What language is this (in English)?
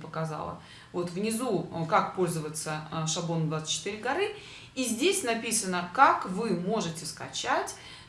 Russian